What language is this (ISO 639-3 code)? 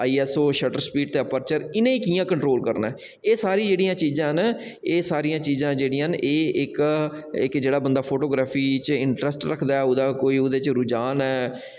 doi